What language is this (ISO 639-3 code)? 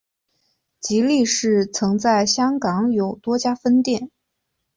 zho